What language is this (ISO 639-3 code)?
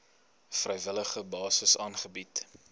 afr